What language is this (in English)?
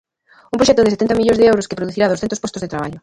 Galician